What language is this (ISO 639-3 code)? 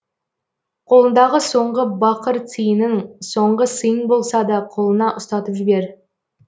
kaz